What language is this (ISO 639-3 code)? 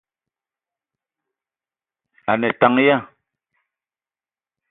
eto